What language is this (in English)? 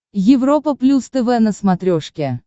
Russian